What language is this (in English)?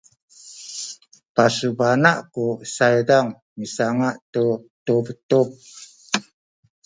Sakizaya